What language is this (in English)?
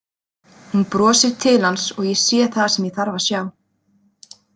Icelandic